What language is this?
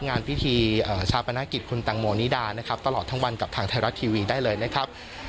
Thai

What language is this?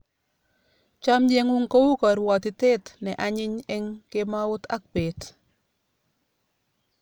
Kalenjin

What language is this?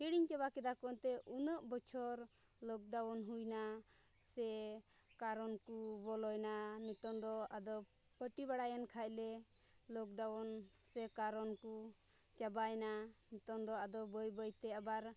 Santali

